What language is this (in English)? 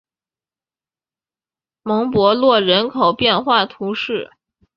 Chinese